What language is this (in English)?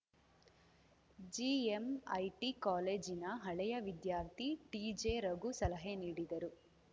Kannada